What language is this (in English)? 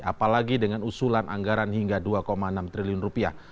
Indonesian